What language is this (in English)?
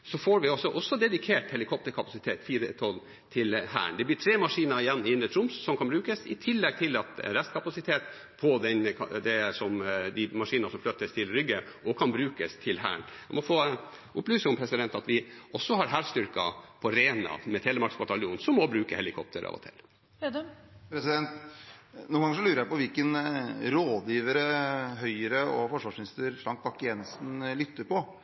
Norwegian